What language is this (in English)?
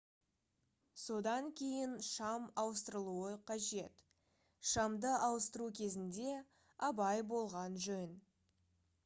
Kazakh